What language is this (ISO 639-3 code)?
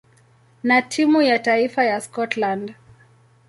swa